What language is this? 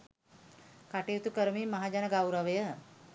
Sinhala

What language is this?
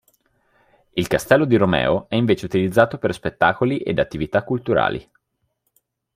Italian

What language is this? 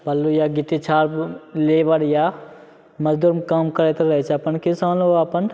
Maithili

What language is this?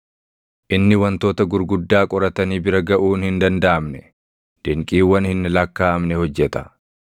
Oromo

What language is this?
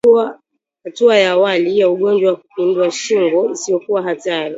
Swahili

